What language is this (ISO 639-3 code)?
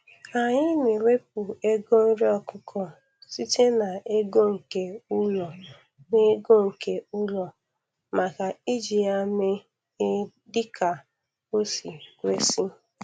ibo